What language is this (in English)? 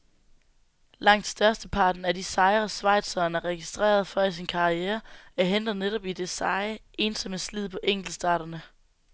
Danish